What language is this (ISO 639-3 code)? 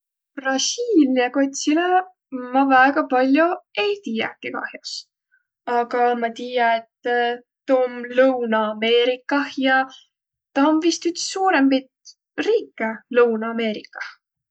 vro